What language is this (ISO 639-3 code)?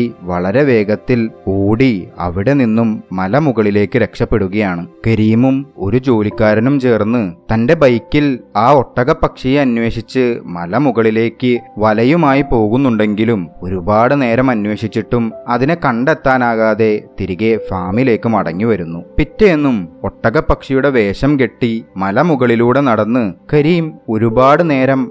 mal